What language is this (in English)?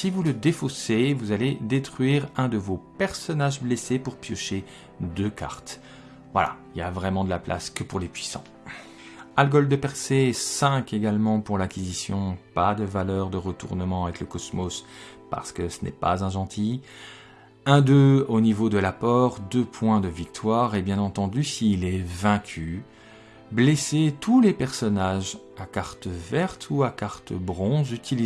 French